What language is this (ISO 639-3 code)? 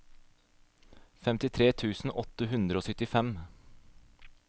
nor